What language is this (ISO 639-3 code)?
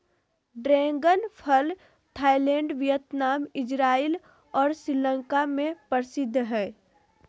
mag